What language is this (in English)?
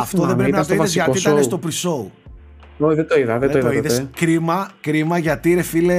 Greek